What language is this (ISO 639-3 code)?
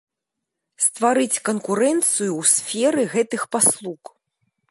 bel